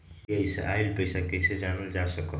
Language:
Magahi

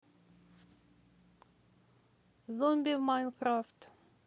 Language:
Russian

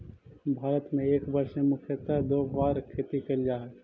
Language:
Magahi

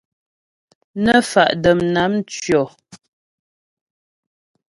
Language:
Ghomala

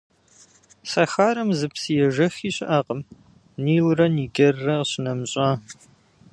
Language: Kabardian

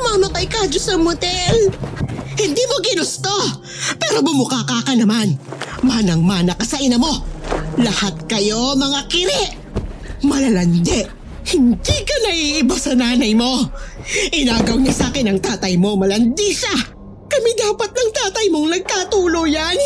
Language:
Filipino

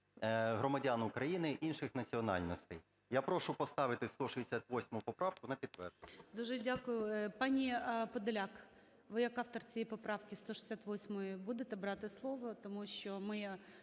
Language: Ukrainian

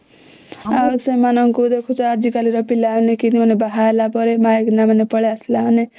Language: Odia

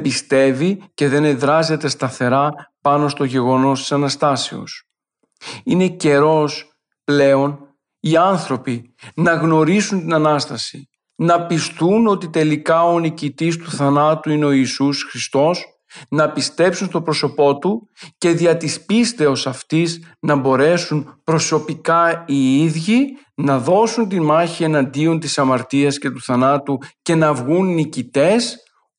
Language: Greek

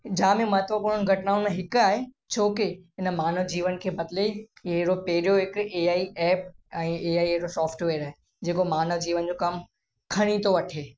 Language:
Sindhi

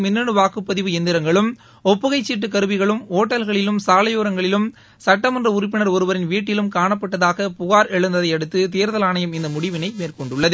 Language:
Tamil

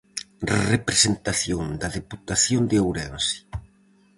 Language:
Galician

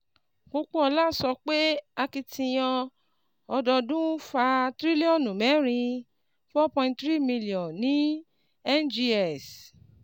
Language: Yoruba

